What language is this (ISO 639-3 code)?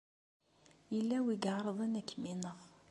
kab